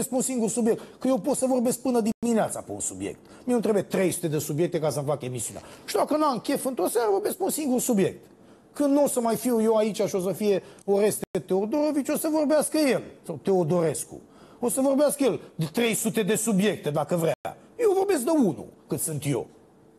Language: Romanian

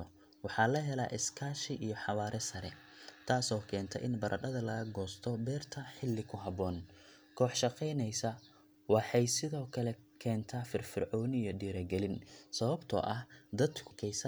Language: Somali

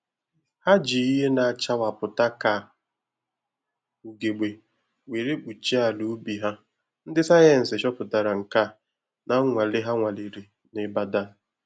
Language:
Igbo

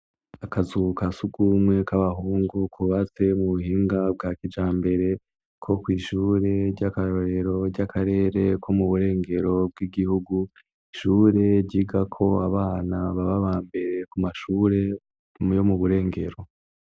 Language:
Rundi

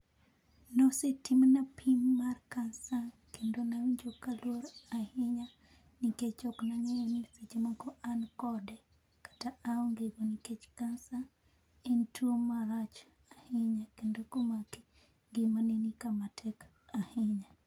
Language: Luo (Kenya and Tanzania)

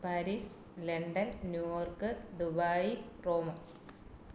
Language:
Malayalam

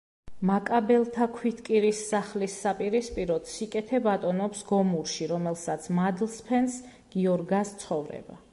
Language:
Georgian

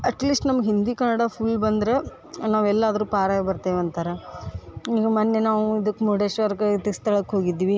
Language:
Kannada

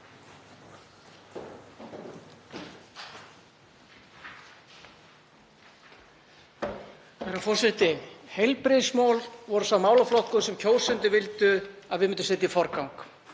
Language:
Icelandic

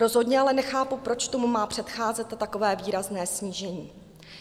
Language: Czech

